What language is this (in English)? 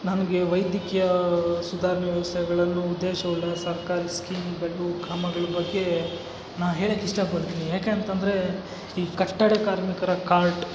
Kannada